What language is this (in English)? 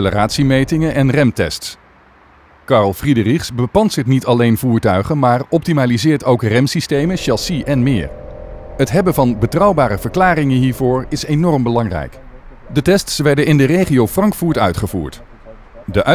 Dutch